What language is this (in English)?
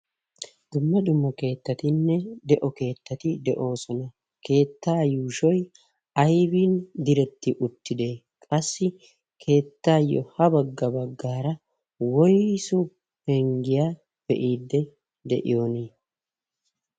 Wolaytta